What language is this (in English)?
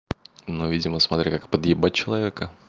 Russian